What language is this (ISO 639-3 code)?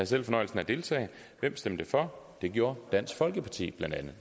dan